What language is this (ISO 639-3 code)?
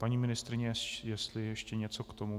ces